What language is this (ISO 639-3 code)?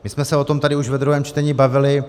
ces